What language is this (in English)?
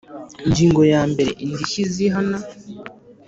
Kinyarwanda